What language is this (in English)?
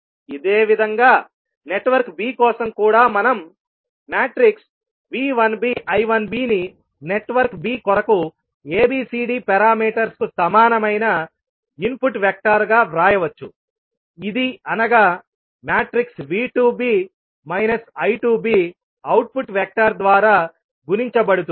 Telugu